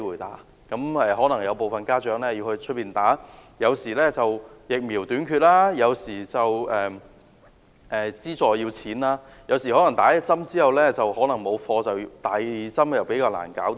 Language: Cantonese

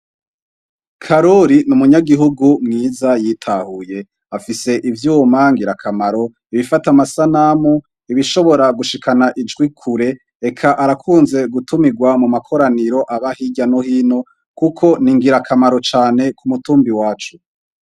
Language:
Rundi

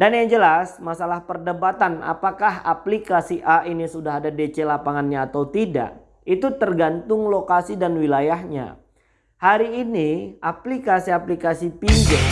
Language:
Indonesian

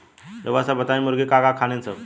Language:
Bhojpuri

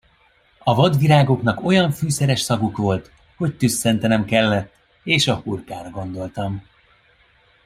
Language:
Hungarian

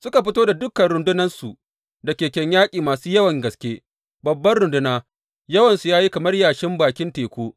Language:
Hausa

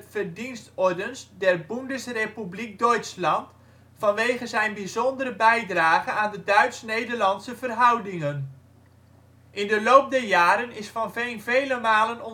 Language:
Dutch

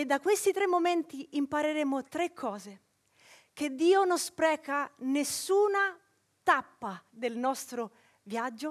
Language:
Italian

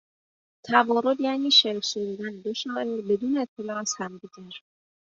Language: Persian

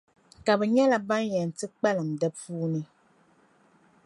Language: Dagbani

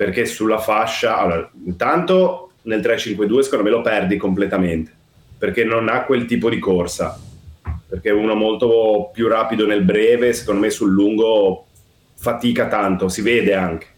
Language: Italian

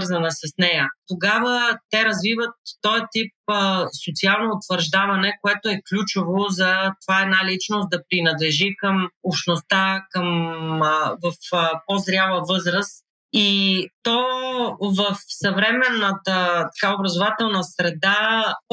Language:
Bulgarian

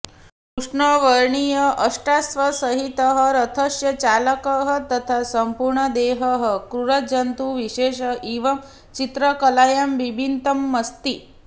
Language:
Sanskrit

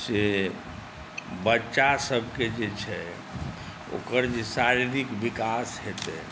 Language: Maithili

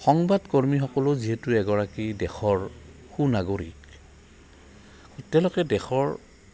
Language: Assamese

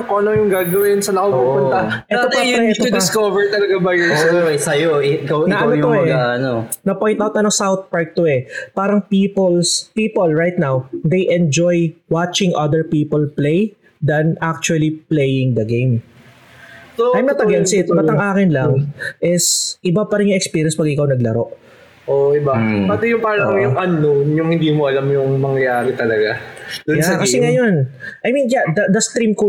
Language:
Filipino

